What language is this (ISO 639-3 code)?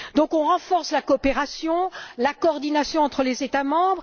fra